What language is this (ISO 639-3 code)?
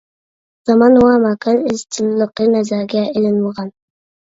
uig